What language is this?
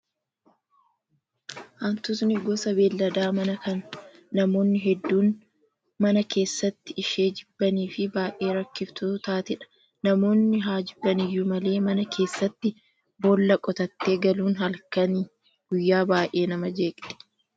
Oromo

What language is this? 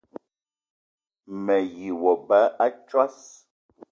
Eton (Cameroon)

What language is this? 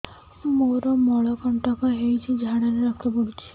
Odia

